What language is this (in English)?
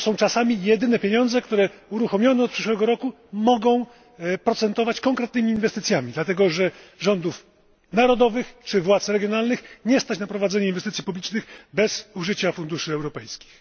Polish